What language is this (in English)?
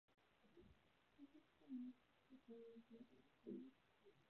Chinese